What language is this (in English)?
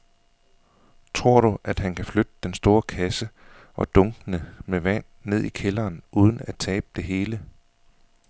Danish